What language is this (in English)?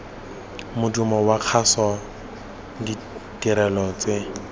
Tswana